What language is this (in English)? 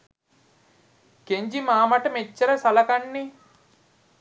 Sinhala